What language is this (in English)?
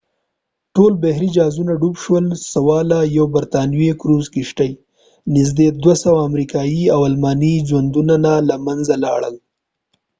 Pashto